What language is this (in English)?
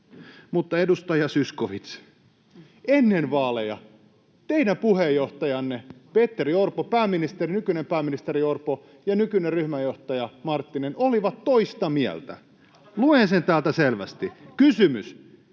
Finnish